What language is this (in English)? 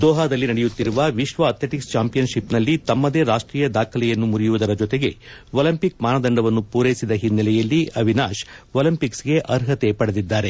Kannada